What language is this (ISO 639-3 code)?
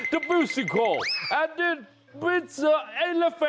tha